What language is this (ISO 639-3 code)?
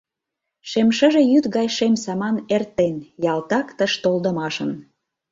chm